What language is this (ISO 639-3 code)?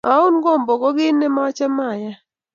kln